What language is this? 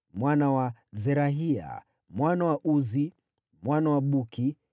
Swahili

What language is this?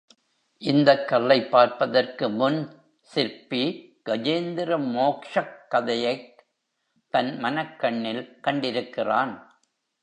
Tamil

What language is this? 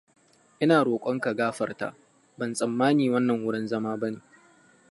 Hausa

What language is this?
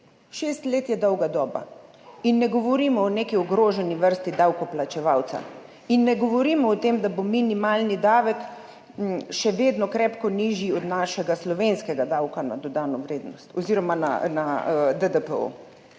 Slovenian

